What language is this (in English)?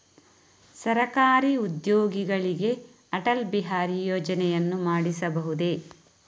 Kannada